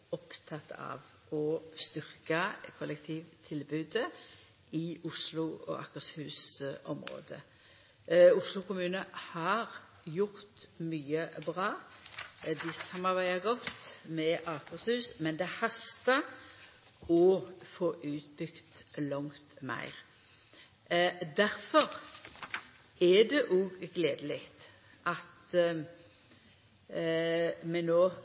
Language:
Norwegian Nynorsk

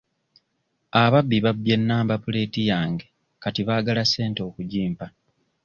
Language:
Ganda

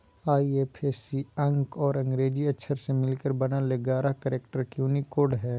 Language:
Magahi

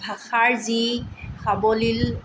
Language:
Assamese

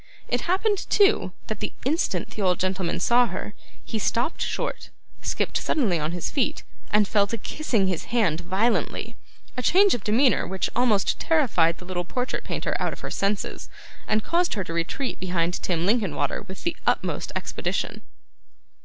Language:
English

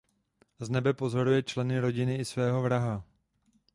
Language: Czech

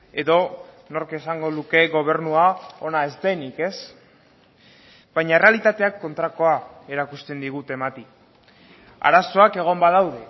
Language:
Basque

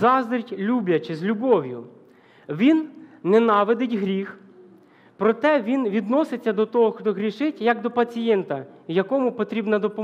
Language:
Ukrainian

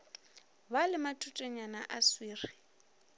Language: Northern Sotho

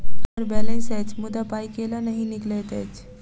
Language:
Maithili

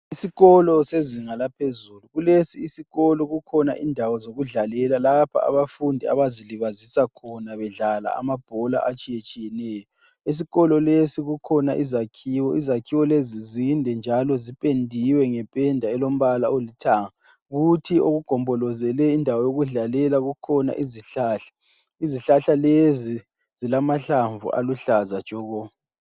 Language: North Ndebele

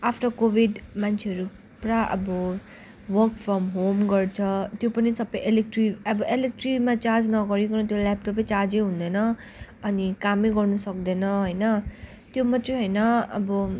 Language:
Nepali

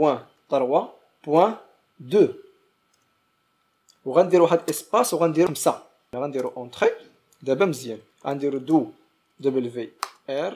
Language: Arabic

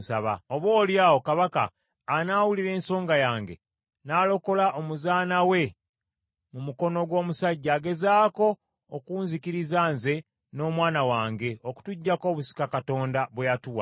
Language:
Ganda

